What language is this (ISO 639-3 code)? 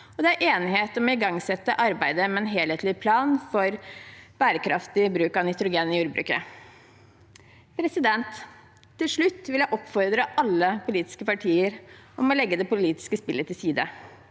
nor